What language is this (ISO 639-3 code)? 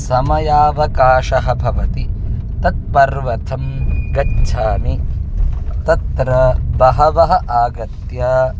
san